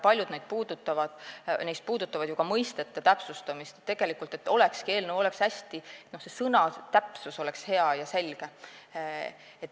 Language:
Estonian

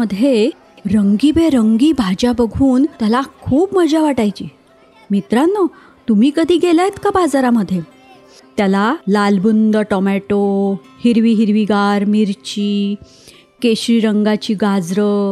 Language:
Marathi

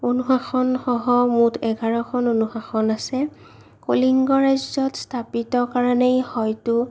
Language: Assamese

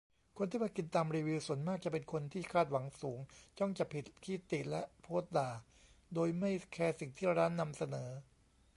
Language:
Thai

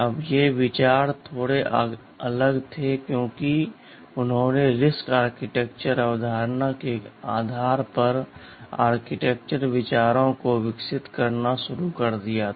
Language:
Hindi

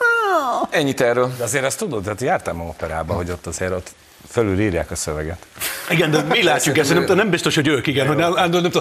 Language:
Hungarian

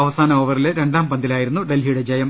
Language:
Malayalam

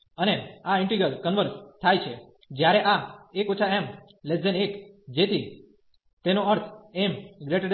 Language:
Gujarati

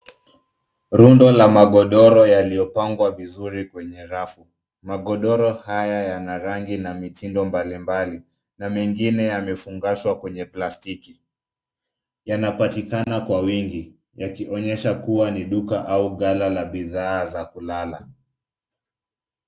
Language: Swahili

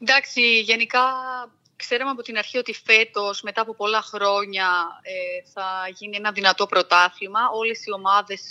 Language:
Greek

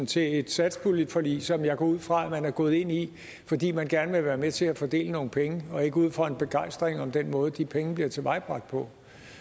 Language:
Danish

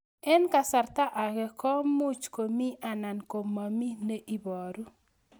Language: Kalenjin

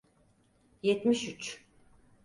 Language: Turkish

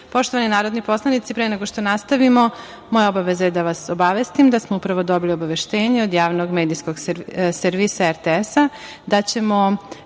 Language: Serbian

